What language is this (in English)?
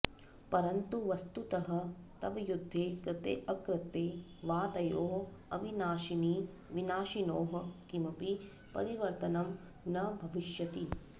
Sanskrit